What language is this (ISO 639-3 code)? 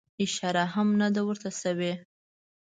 pus